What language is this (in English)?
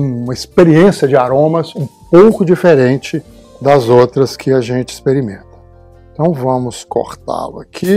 Portuguese